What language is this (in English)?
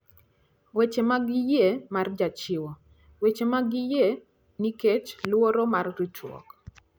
Luo (Kenya and Tanzania)